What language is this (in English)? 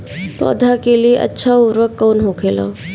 Bhojpuri